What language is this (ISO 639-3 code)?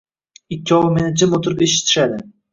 uzb